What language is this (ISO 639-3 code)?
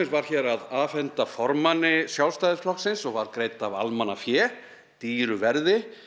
isl